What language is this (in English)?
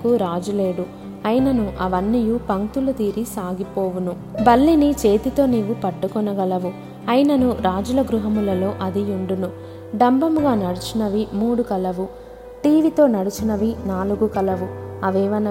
Telugu